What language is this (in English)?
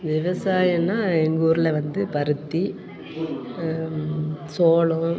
Tamil